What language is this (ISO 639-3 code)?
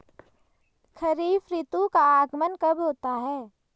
hin